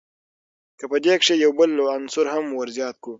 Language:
Pashto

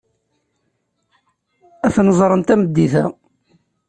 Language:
Kabyle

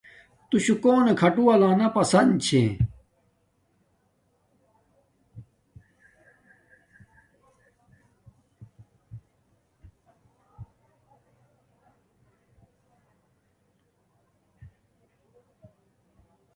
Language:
Domaaki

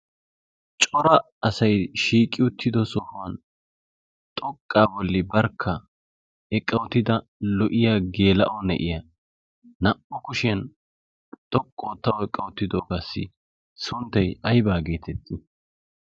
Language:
Wolaytta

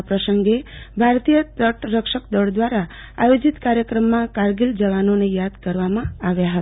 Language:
Gujarati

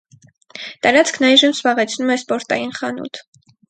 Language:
Armenian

